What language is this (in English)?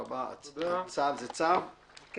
Hebrew